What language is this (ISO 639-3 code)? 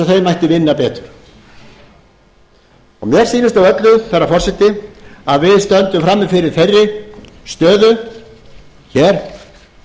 isl